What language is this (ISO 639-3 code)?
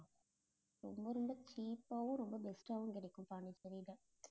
tam